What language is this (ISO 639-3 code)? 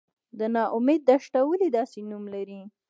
pus